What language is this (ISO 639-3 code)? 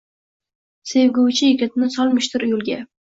uzb